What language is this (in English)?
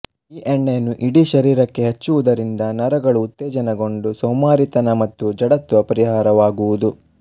Kannada